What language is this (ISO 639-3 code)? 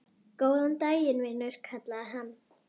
isl